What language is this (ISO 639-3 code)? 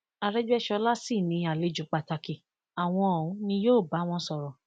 yor